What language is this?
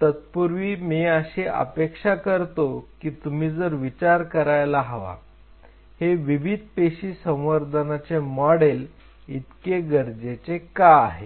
Marathi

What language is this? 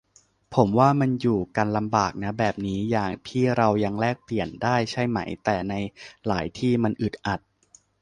Thai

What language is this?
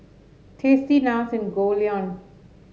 English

